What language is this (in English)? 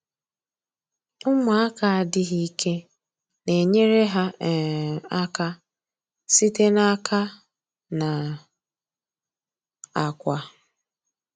Igbo